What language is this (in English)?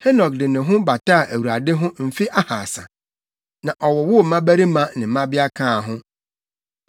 Akan